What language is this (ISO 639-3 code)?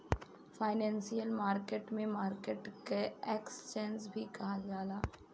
bho